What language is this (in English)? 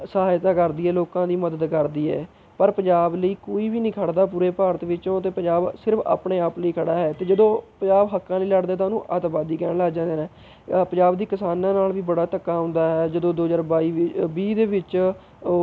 Punjabi